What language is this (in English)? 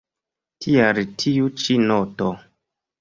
Esperanto